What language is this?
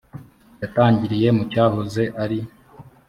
Kinyarwanda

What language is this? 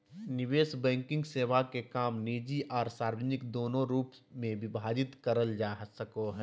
Magahi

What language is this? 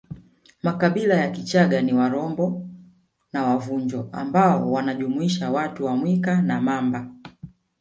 Swahili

